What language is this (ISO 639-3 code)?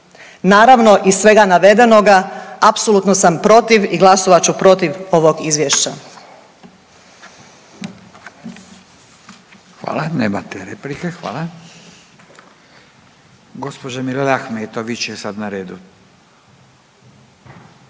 hrv